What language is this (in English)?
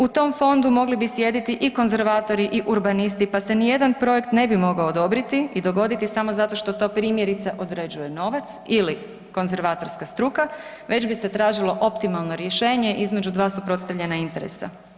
Croatian